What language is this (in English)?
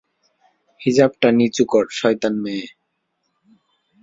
Bangla